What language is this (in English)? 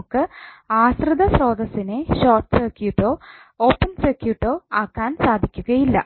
Malayalam